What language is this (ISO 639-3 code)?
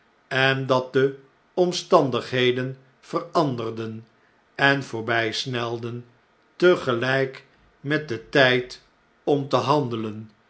nld